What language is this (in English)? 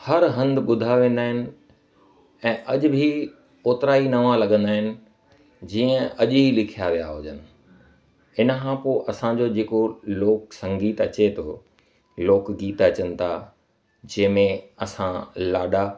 Sindhi